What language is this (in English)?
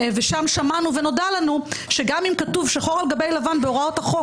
Hebrew